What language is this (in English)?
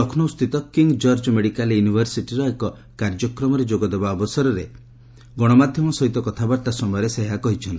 Odia